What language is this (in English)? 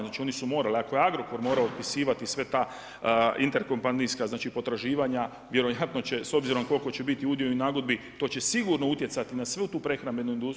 Croatian